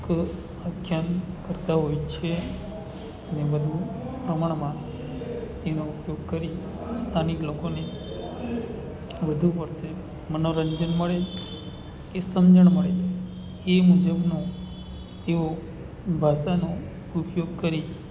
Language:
Gujarati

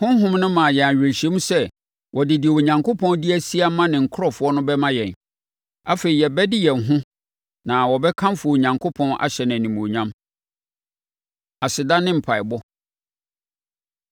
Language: Akan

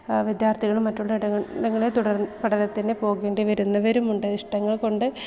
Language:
Malayalam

